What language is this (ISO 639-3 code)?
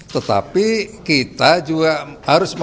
ind